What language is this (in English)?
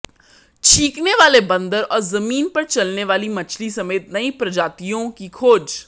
Hindi